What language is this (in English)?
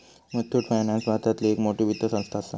Marathi